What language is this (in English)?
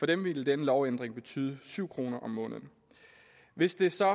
Danish